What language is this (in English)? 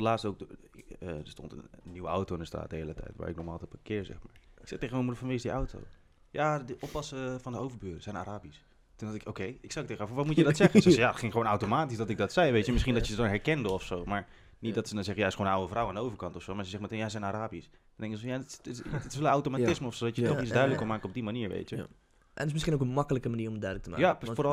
Dutch